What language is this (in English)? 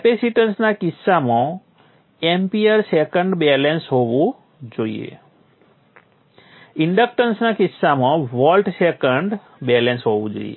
Gujarati